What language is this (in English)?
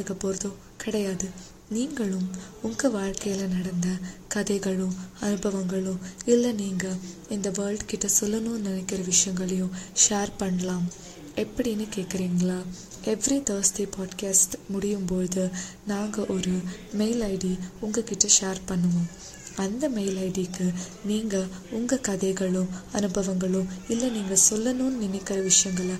Tamil